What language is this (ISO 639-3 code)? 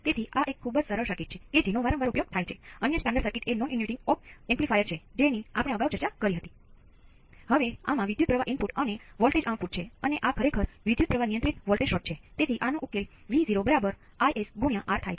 guj